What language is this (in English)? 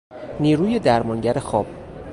Persian